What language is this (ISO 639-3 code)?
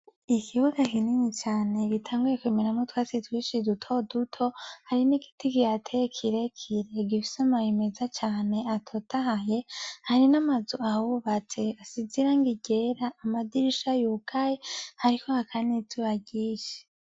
run